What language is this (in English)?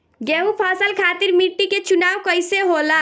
Bhojpuri